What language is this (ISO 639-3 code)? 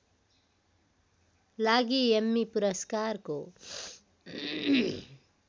nep